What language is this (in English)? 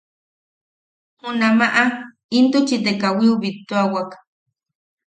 Yaqui